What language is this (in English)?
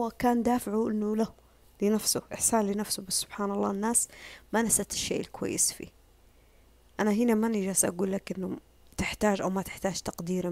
Arabic